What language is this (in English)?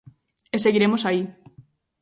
Galician